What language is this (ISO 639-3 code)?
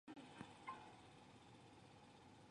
zho